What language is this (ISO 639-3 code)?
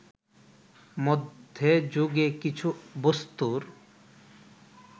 ben